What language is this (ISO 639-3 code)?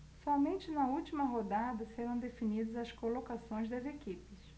por